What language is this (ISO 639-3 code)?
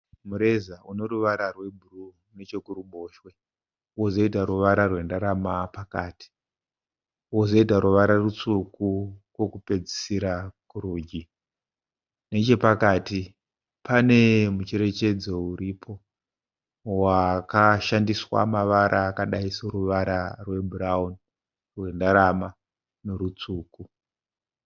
sna